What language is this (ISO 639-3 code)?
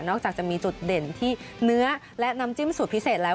tha